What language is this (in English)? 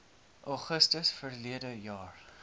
Afrikaans